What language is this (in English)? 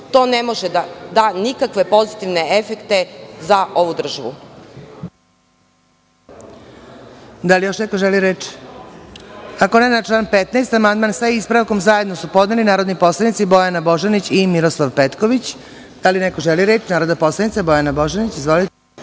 Serbian